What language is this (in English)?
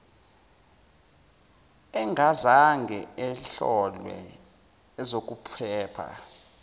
Zulu